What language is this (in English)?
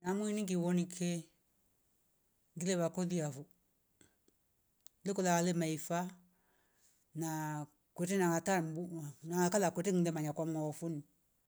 Rombo